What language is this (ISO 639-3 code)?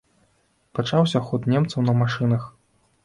bel